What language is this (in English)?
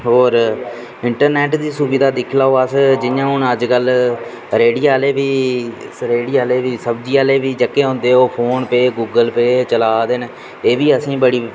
Dogri